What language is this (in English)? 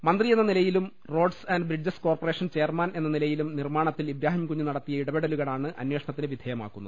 Malayalam